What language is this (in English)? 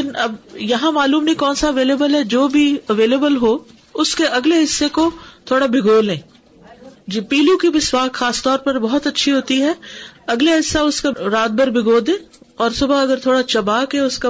Urdu